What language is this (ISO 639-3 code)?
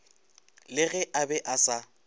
nso